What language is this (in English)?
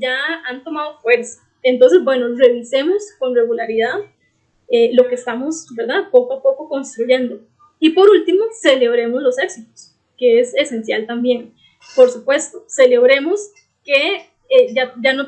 Spanish